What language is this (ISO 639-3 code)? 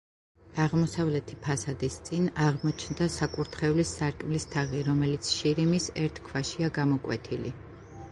kat